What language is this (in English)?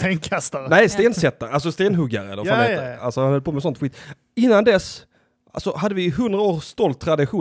Swedish